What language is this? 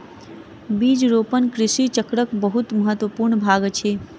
Maithili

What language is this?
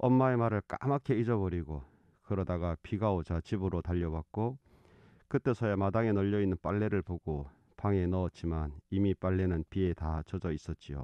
Korean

